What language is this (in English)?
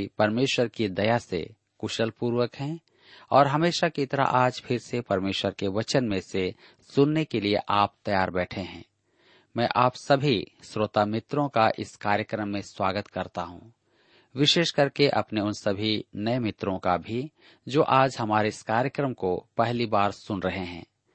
Hindi